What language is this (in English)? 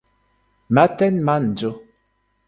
Esperanto